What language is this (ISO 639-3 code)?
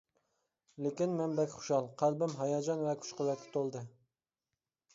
uig